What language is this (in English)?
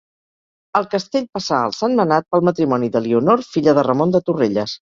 Catalan